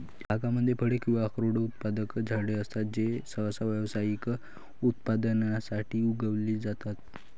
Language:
Marathi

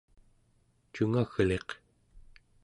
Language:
Central Yupik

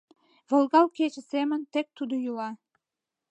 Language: Mari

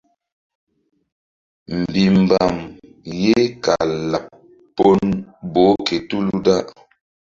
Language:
Mbum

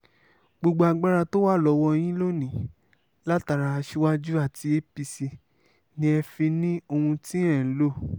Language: Yoruba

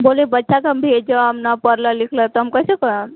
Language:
Maithili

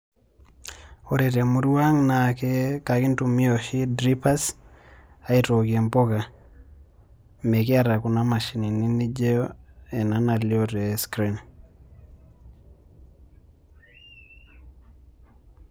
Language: Masai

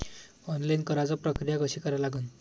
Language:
Marathi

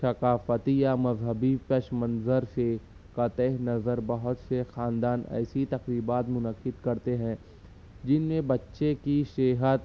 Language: Urdu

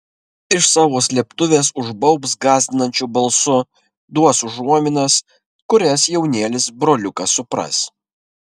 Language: Lithuanian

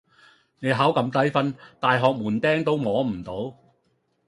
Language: Cantonese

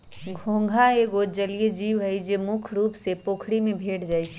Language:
Magahi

